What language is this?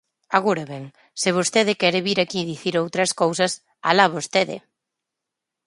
Galician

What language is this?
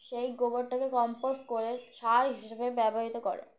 Bangla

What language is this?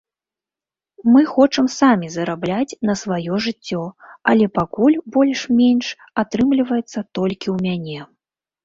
Belarusian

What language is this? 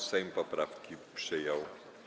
Polish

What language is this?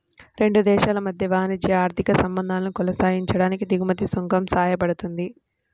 Telugu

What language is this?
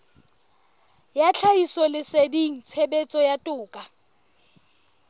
Southern Sotho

